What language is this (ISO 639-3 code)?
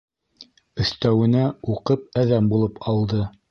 bak